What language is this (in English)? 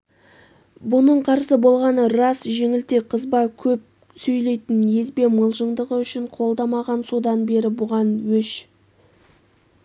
Kazakh